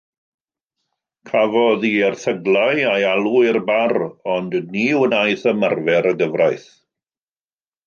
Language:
Welsh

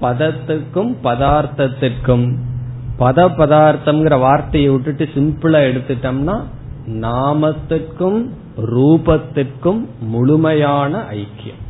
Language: Tamil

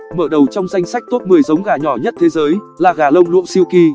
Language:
Vietnamese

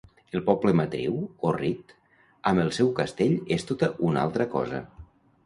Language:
Catalan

